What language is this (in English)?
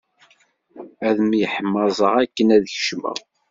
Kabyle